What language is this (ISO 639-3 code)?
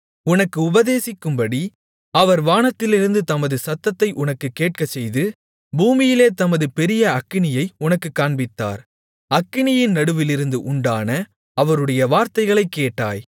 tam